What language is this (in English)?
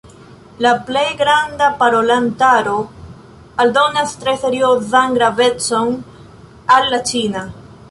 Esperanto